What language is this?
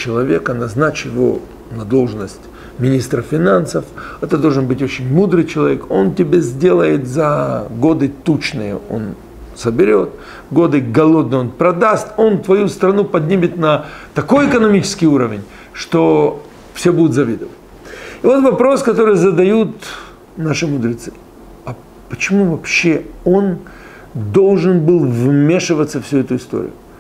Russian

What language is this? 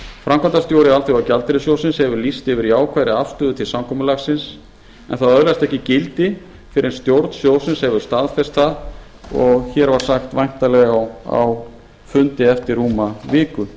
Icelandic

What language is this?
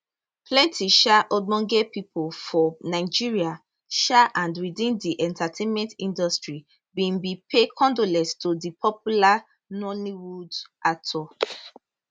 Nigerian Pidgin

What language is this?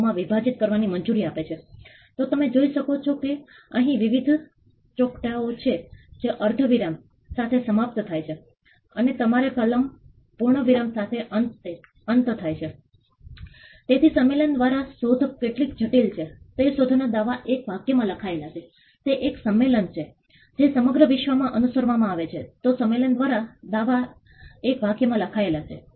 Gujarati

